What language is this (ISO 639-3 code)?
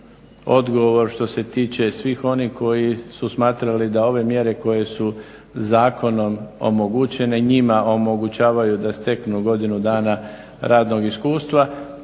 hrv